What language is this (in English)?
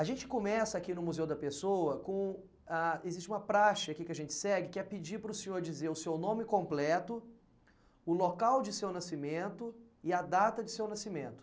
Portuguese